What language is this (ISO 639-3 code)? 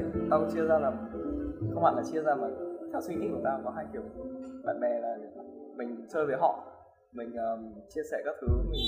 vie